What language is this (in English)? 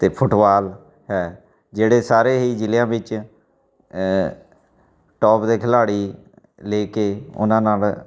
Punjabi